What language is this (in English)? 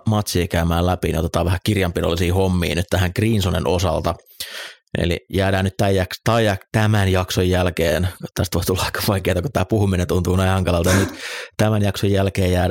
Finnish